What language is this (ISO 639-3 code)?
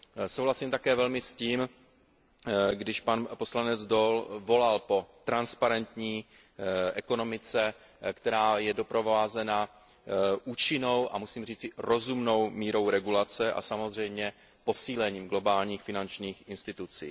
ces